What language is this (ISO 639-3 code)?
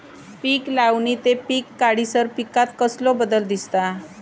mar